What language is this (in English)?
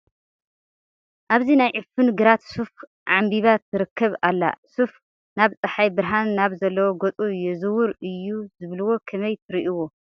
Tigrinya